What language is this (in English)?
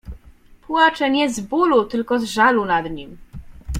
Polish